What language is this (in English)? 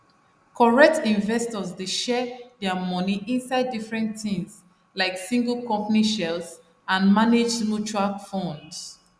Nigerian Pidgin